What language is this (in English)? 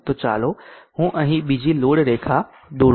Gujarati